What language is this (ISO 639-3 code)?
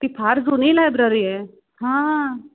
mar